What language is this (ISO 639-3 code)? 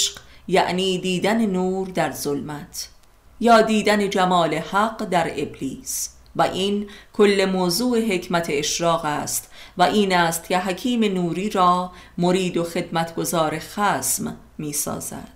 fas